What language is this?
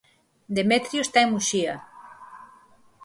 Galician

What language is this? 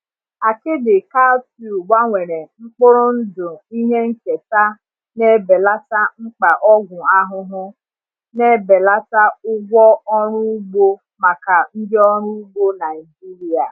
Igbo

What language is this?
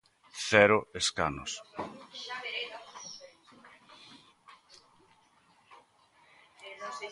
Galician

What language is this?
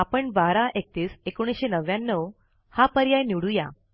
Marathi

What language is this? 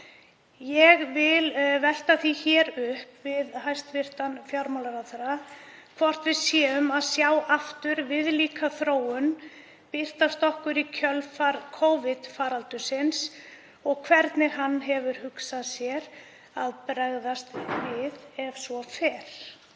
Icelandic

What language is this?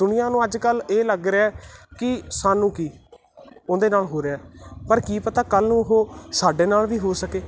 Punjabi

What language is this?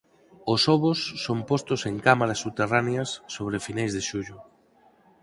Galician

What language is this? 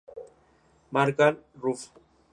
Spanish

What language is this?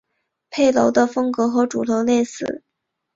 Chinese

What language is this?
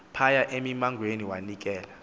Xhosa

